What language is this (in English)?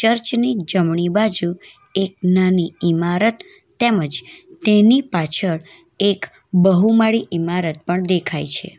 Gujarati